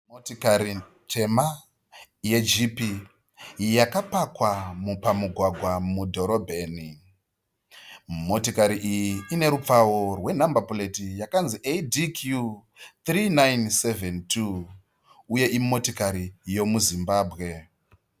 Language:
Shona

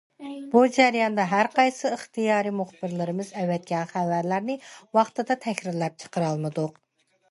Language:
Uyghur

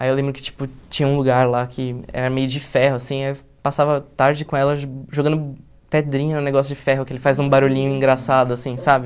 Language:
Portuguese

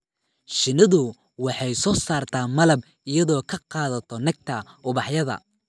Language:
Somali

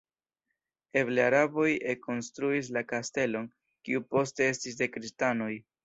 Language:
Esperanto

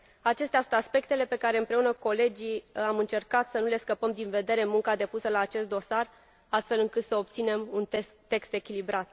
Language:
Romanian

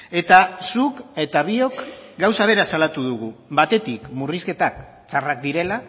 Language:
Basque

